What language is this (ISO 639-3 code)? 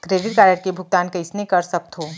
hne